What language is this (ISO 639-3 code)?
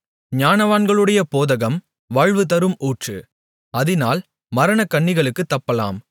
tam